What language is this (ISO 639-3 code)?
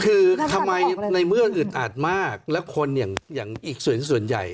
tha